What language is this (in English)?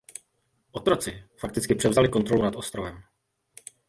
Czech